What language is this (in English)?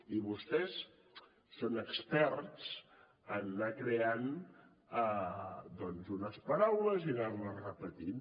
Catalan